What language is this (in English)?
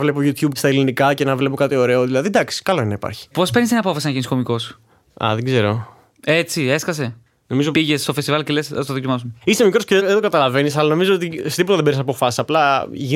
Greek